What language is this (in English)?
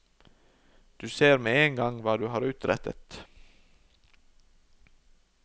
Norwegian